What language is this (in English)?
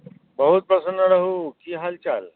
Maithili